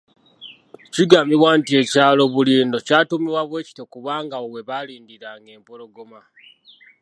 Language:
Ganda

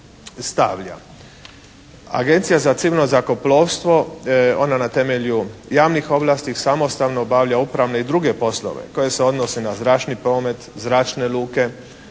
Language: Croatian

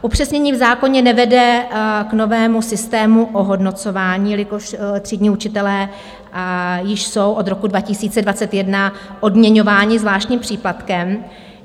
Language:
Czech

